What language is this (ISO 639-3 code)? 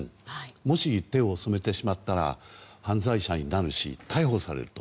jpn